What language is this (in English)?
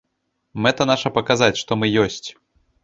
Belarusian